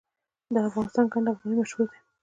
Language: Pashto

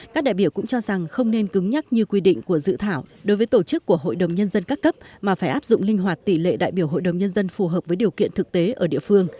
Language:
Vietnamese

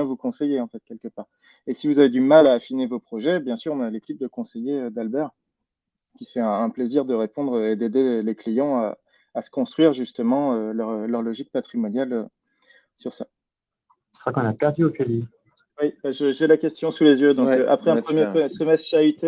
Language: French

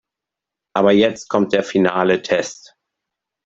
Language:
German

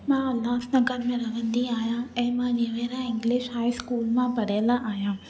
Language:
Sindhi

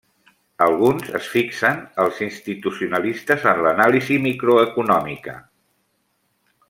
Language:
Catalan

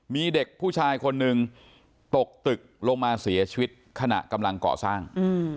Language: Thai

